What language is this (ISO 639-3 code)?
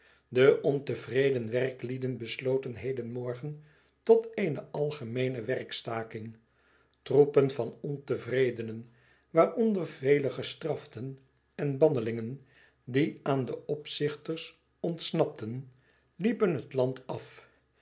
nld